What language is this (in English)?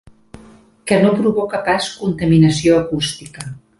Catalan